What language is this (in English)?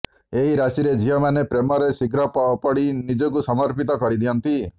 Odia